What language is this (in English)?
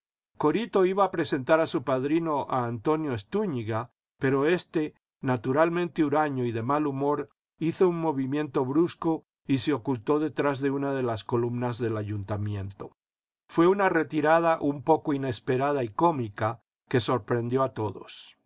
Spanish